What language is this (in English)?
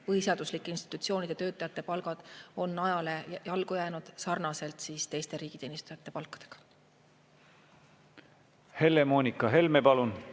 Estonian